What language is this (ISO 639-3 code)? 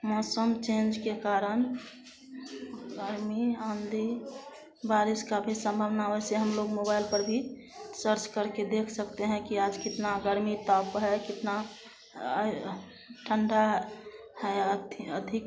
hin